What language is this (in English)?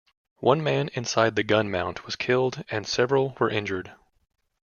English